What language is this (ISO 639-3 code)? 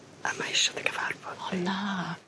cym